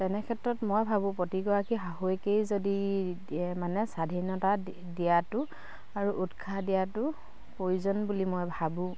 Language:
Assamese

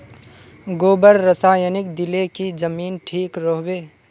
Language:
Magahi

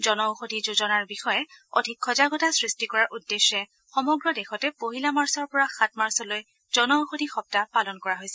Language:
Assamese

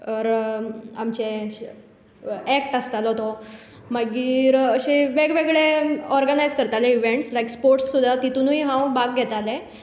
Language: Konkani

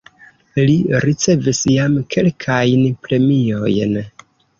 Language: Esperanto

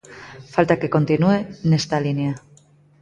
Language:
Galician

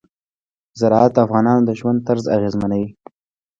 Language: Pashto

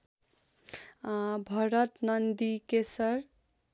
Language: Nepali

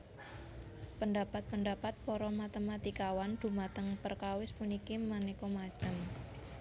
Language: Javanese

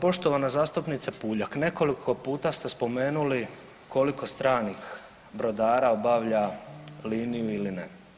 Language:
Croatian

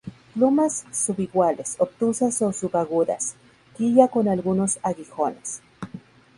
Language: Spanish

